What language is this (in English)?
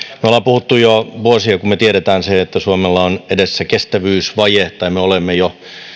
Finnish